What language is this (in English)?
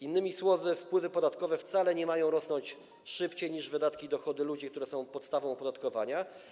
Polish